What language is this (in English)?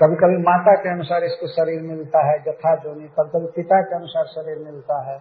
Hindi